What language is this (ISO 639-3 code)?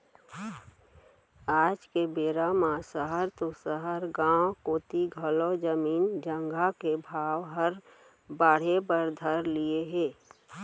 hne